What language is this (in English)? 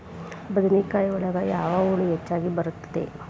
Kannada